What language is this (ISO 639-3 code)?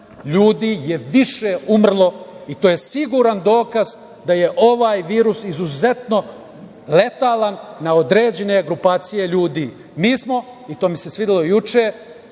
srp